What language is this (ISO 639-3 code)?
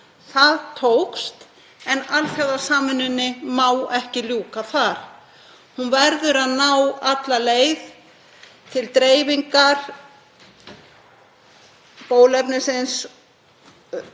isl